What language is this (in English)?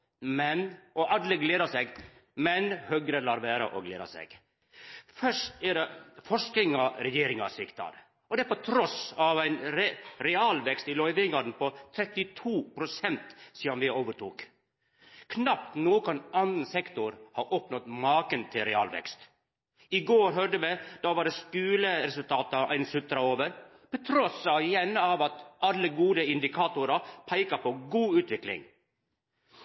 Norwegian Nynorsk